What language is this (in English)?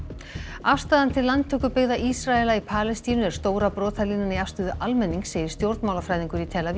Icelandic